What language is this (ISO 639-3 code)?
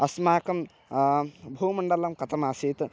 san